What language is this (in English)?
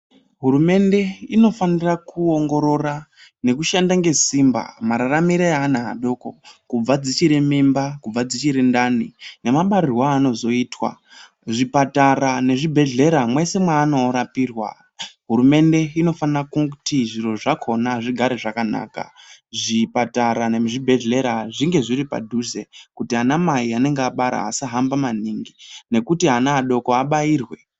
Ndau